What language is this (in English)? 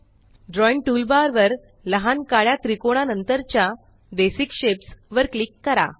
Marathi